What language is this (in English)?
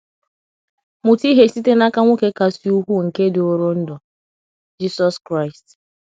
Igbo